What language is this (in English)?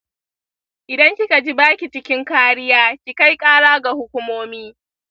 Hausa